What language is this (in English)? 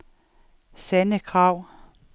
Danish